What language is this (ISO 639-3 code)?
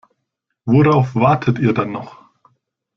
deu